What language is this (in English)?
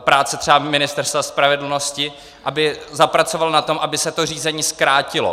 Czech